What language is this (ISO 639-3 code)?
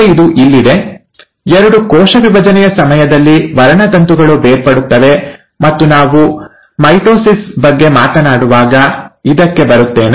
kan